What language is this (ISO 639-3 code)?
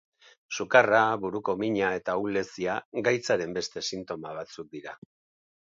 eus